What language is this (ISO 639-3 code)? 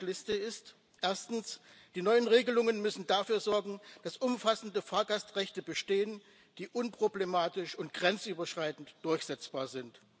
deu